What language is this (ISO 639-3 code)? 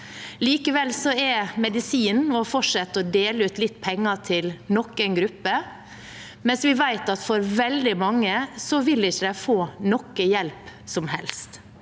nor